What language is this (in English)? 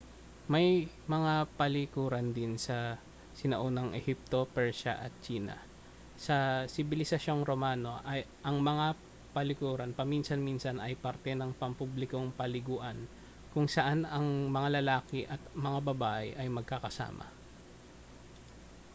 Filipino